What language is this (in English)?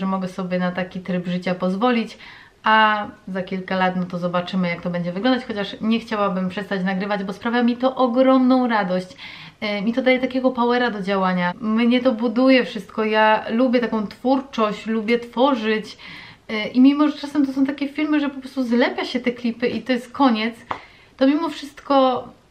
Polish